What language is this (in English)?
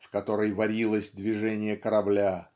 Russian